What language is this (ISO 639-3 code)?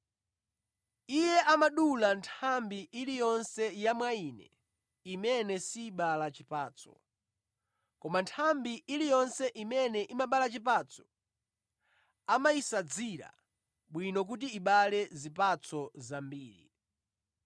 nya